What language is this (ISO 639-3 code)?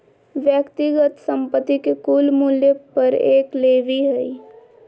mag